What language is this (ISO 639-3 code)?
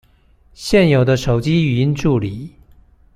zho